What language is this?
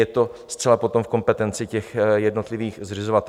Czech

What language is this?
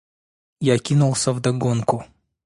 Russian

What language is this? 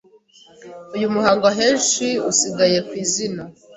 Kinyarwanda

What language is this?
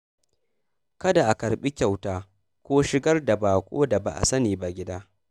Hausa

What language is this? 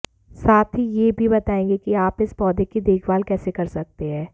Hindi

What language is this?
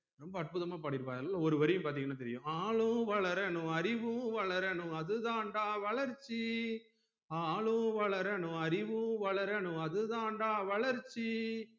Tamil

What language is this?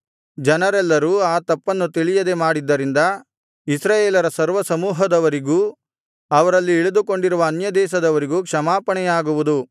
Kannada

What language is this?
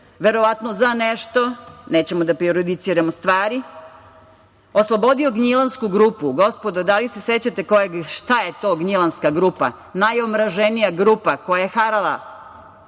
Serbian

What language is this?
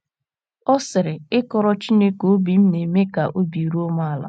Igbo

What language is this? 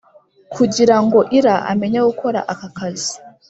Kinyarwanda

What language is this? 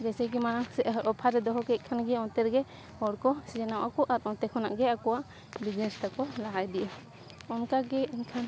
Santali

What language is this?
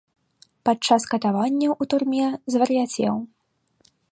Belarusian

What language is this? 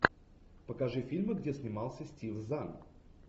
Russian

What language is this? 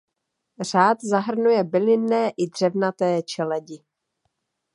Czech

